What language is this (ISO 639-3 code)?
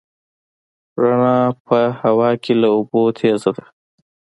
pus